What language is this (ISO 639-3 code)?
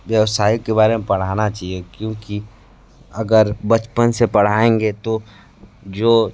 hin